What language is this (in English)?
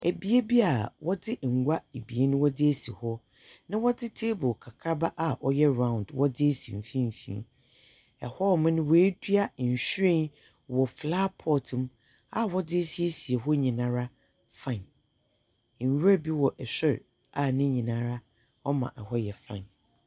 Akan